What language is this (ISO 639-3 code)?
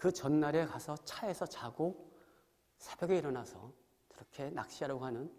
kor